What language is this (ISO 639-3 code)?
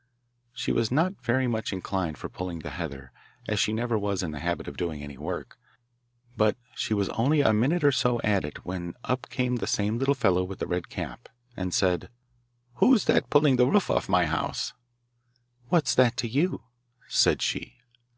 eng